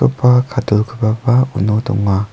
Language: Garo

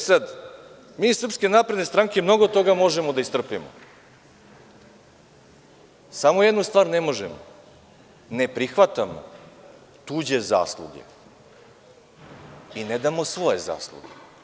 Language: Serbian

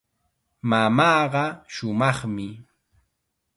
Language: Chiquián Ancash Quechua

